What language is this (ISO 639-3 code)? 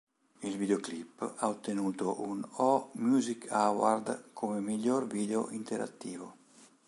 ita